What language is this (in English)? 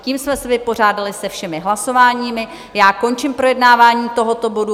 Czech